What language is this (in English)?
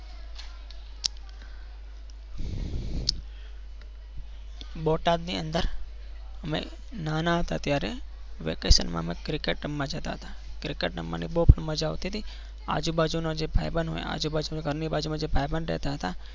Gujarati